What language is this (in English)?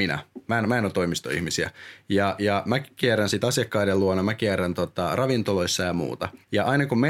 Finnish